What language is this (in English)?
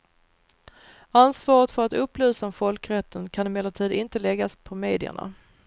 Swedish